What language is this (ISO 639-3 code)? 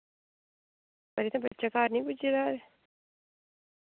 doi